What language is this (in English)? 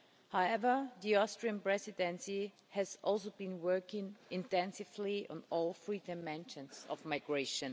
English